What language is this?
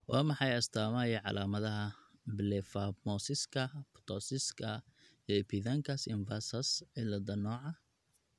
Somali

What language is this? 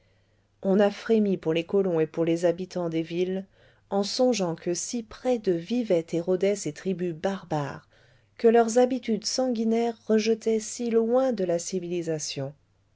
French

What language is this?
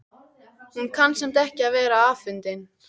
Icelandic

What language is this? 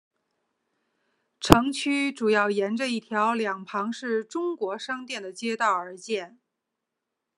Chinese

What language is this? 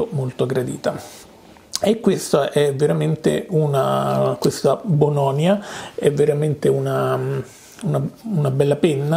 Italian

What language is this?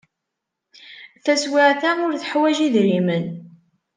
Kabyle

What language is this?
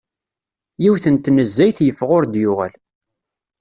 Kabyle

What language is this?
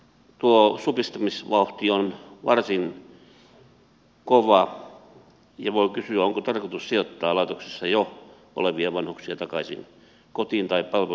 Finnish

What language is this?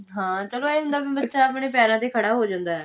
Punjabi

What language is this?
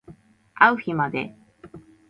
Japanese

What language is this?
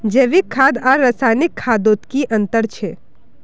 Magahi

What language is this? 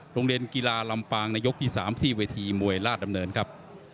Thai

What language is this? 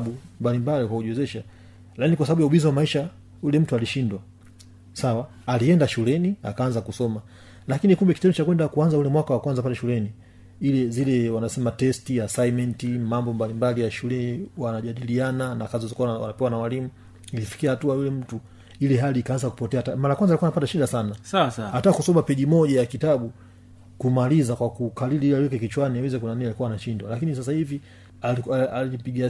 Swahili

